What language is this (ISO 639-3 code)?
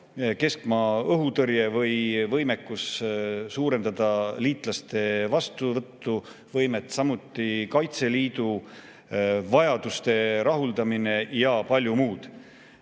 est